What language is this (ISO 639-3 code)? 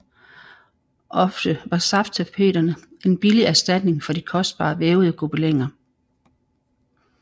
dan